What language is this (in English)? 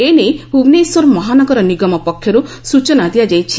Odia